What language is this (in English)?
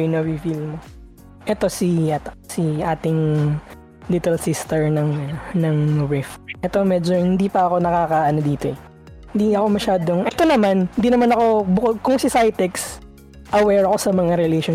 Filipino